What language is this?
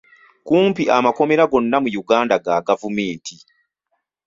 Ganda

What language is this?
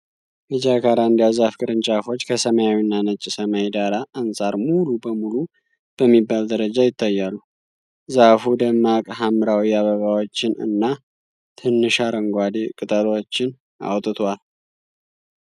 Amharic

